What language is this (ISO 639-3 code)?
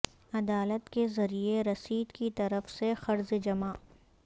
urd